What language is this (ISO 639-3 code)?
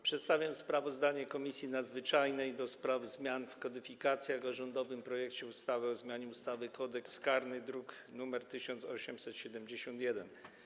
pol